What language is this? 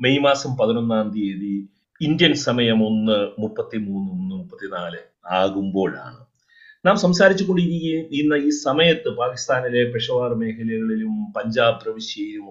Malayalam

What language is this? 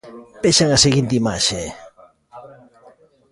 Galician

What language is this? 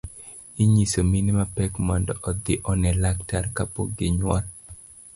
Luo (Kenya and Tanzania)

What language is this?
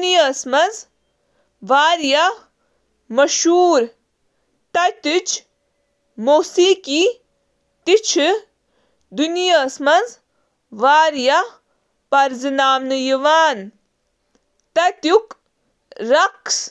Kashmiri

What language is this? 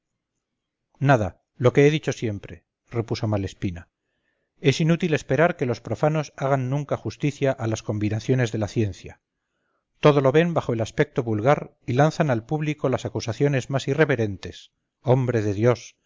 Spanish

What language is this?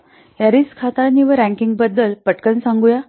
Marathi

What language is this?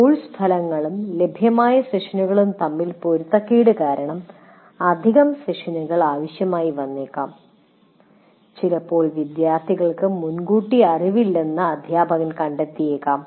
Malayalam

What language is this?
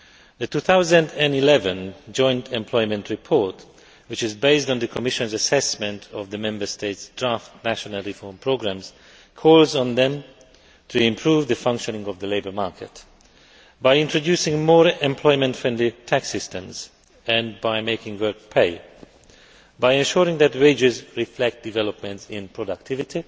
English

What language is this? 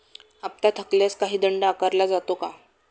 Marathi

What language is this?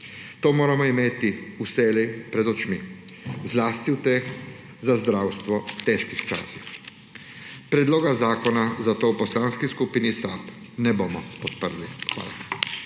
Slovenian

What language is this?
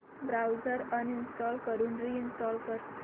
Marathi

